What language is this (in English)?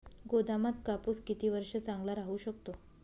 Marathi